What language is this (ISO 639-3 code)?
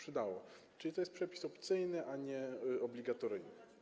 pol